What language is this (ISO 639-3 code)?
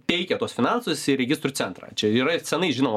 lit